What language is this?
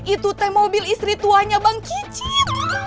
Indonesian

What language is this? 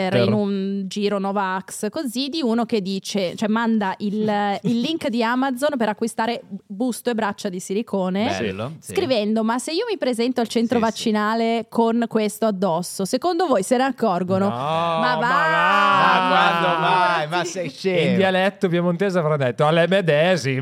Italian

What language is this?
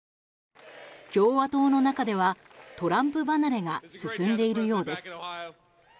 Japanese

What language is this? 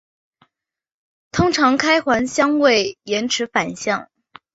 Chinese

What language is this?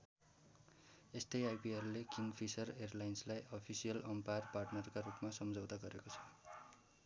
Nepali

